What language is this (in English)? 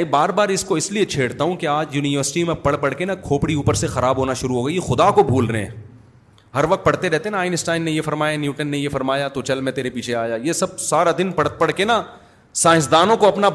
Urdu